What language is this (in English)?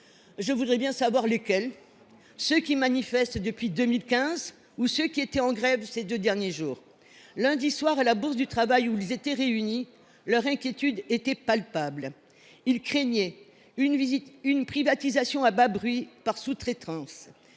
French